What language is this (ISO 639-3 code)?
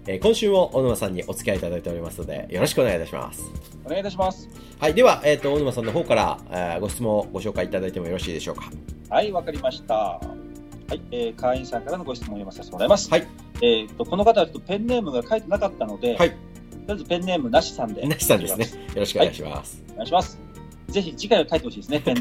jpn